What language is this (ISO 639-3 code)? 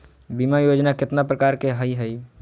mag